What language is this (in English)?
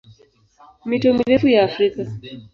Swahili